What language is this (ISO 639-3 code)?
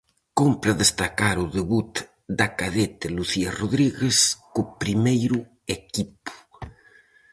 glg